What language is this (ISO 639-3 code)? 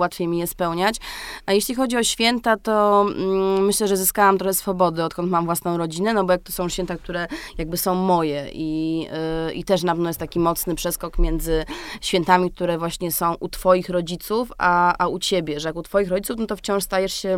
pol